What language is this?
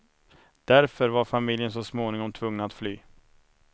Swedish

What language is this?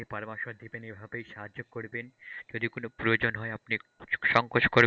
Bangla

